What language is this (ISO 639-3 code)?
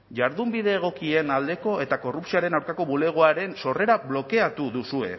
eus